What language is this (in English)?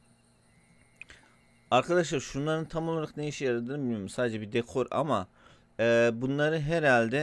Turkish